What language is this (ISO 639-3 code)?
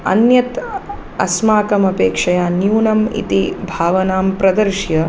san